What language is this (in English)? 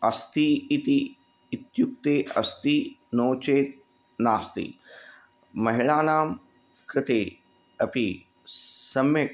Sanskrit